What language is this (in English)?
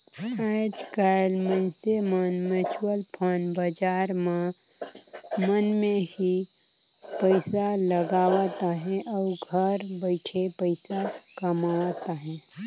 Chhattisgarhi